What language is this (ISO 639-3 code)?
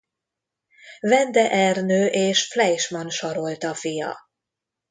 hun